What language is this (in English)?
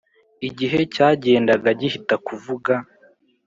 Kinyarwanda